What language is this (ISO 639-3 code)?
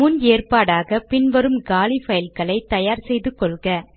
tam